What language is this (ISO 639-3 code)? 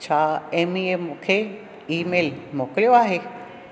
snd